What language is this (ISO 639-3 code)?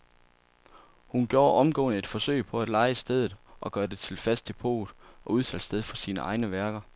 dan